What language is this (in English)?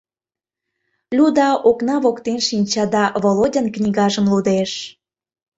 Mari